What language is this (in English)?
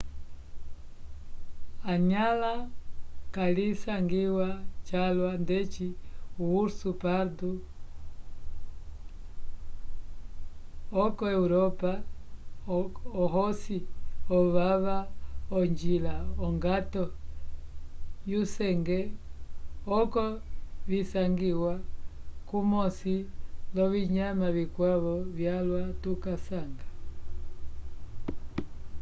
Umbundu